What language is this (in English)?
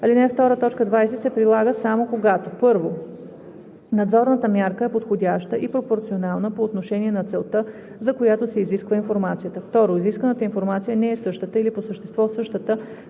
Bulgarian